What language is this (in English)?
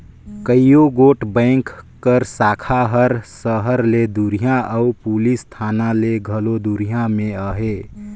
Chhattisgarhi